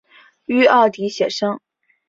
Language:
Chinese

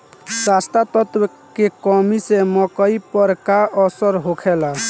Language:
Bhojpuri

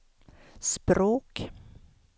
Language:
Swedish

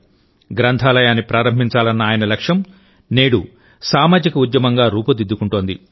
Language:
Telugu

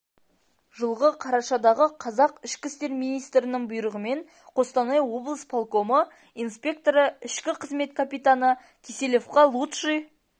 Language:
Kazakh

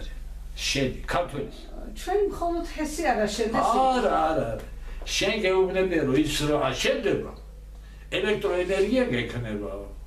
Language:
Turkish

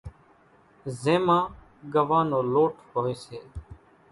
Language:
Kachi Koli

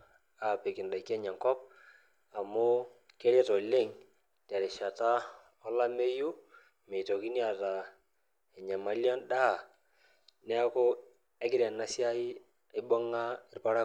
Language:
Masai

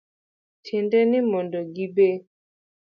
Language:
Luo (Kenya and Tanzania)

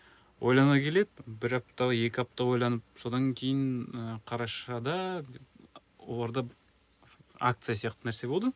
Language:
Kazakh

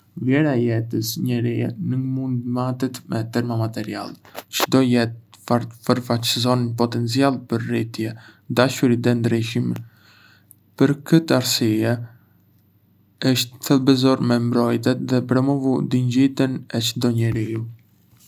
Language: Arbëreshë Albanian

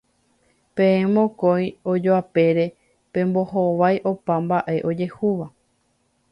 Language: Guarani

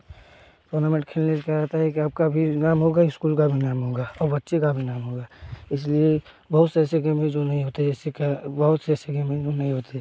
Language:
Hindi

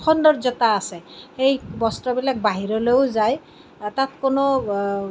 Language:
Assamese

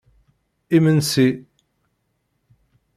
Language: Kabyle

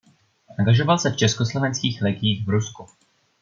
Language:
Czech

